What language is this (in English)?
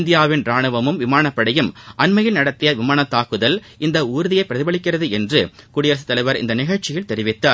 Tamil